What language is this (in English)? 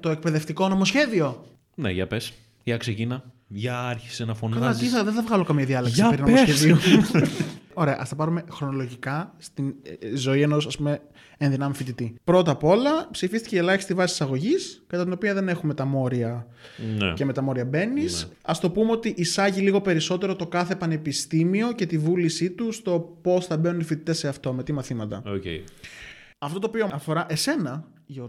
Greek